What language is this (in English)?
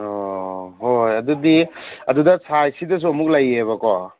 Manipuri